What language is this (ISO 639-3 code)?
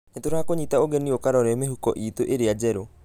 kik